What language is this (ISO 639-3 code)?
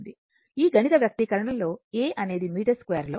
tel